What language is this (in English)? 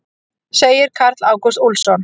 Icelandic